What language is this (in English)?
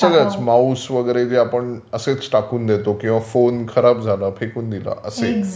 Marathi